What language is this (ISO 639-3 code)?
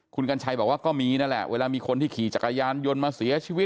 tha